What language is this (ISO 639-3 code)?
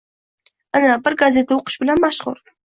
uzb